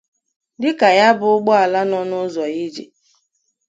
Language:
Igbo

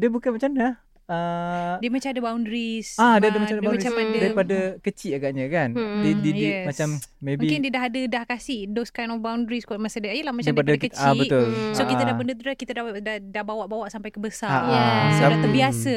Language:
Malay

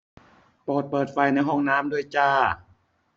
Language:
Thai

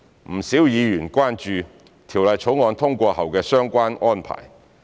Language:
Cantonese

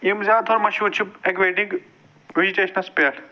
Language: Kashmiri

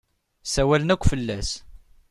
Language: Kabyle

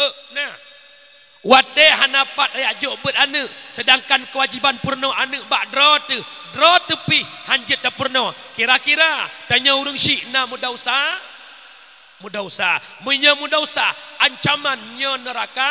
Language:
Malay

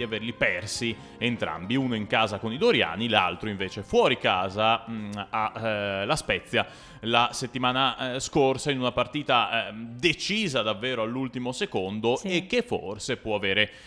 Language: Italian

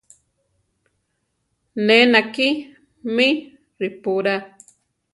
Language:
Central Tarahumara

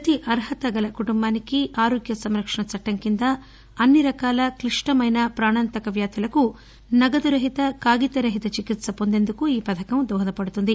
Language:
Telugu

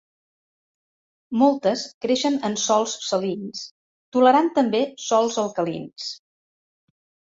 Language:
Catalan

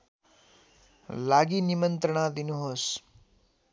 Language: Nepali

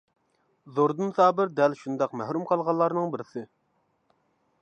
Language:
Uyghur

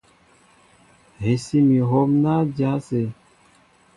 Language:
Mbo (Cameroon)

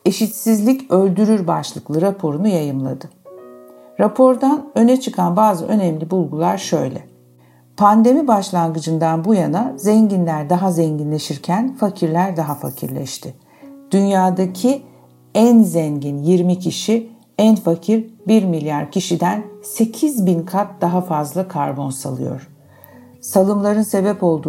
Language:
Turkish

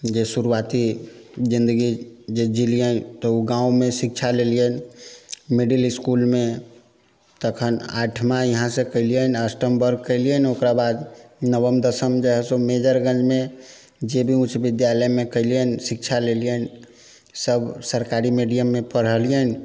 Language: Maithili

